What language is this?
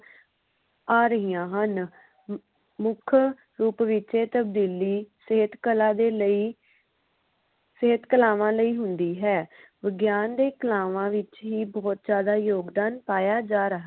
Punjabi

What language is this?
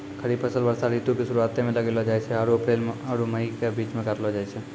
Maithili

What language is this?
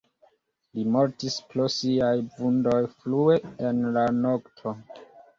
Esperanto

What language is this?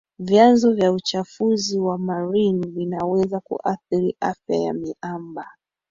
Swahili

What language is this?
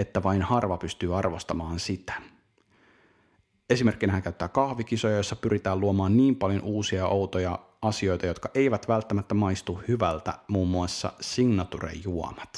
Finnish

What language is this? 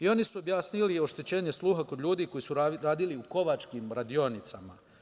Serbian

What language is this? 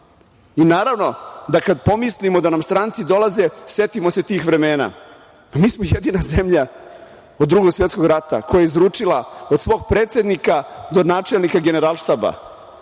Serbian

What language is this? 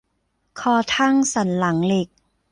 Thai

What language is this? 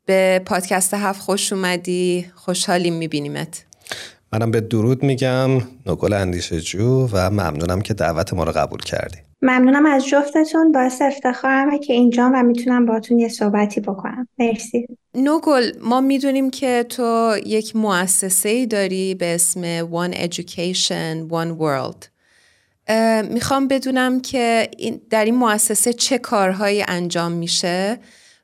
Persian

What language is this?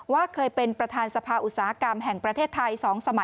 Thai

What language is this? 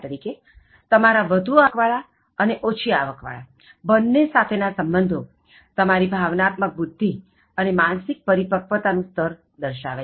Gujarati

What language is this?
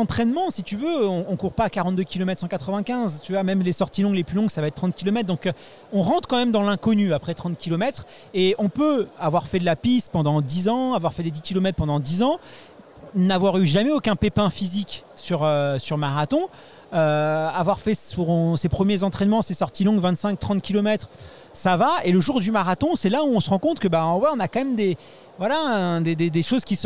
French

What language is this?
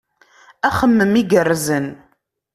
Kabyle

